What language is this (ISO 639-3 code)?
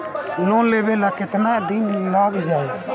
bho